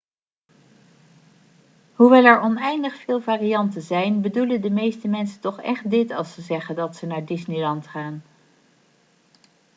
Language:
Dutch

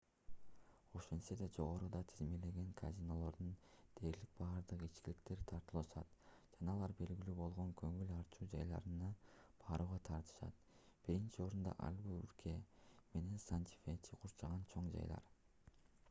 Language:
Kyrgyz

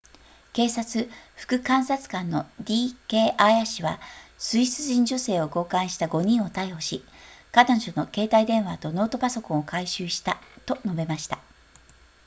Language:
Japanese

